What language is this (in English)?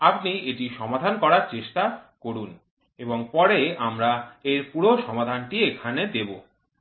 Bangla